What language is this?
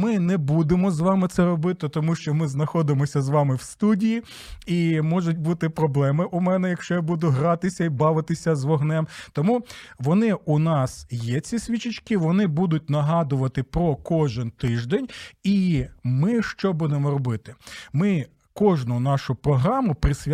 Ukrainian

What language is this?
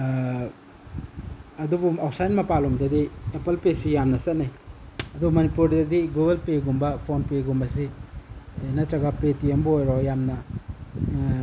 Manipuri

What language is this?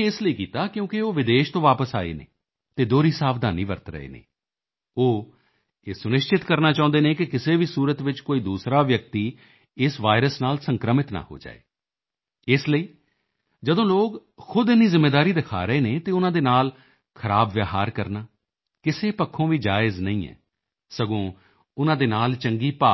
Punjabi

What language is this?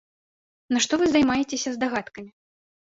Belarusian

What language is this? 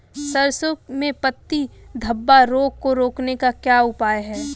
Hindi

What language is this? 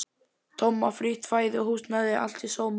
Icelandic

